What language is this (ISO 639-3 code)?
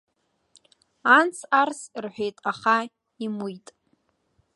abk